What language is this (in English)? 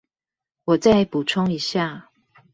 Chinese